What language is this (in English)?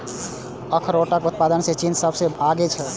Maithili